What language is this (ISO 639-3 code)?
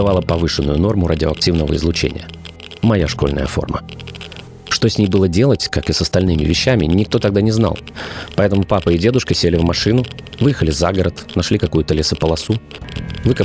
rus